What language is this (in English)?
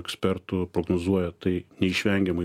Lithuanian